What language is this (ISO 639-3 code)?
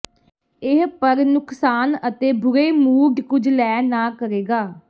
pan